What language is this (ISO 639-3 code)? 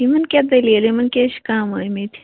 kas